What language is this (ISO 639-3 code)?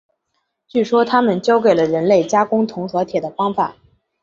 zho